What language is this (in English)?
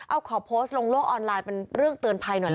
Thai